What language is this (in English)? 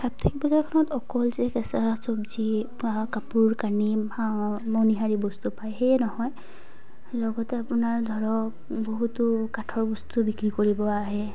Assamese